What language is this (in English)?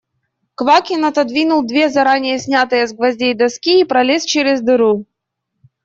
Russian